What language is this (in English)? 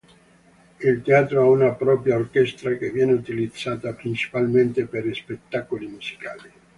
Italian